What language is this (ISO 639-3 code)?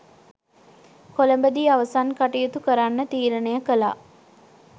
sin